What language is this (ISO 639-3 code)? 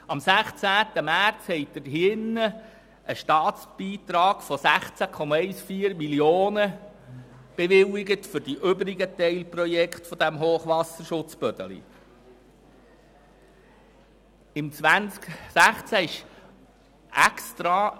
gsw